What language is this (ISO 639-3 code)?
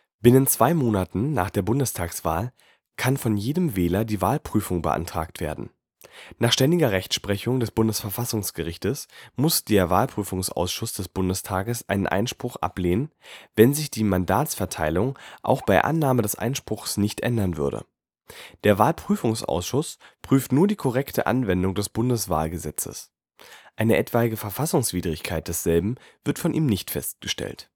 deu